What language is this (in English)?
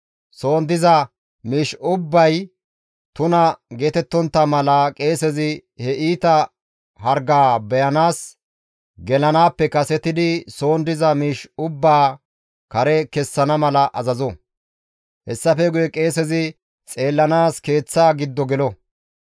Gamo